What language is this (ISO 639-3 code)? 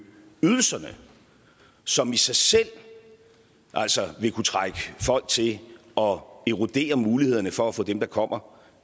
dan